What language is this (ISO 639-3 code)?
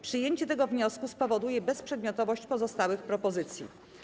pol